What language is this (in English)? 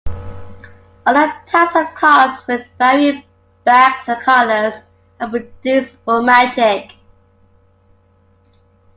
English